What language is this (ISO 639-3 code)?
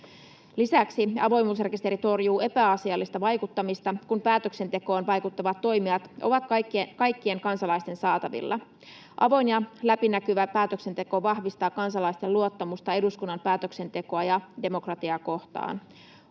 fin